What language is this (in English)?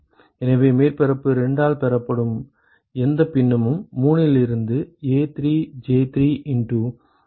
Tamil